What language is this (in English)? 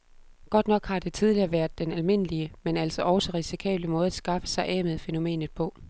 Danish